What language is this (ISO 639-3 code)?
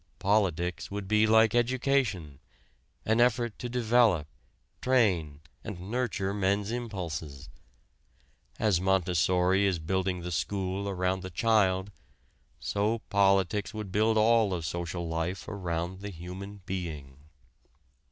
eng